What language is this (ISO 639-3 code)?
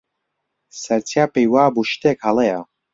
ckb